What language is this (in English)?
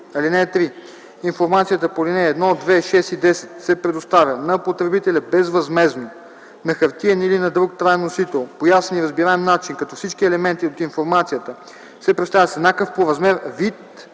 Bulgarian